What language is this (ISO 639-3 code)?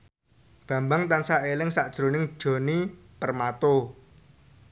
jav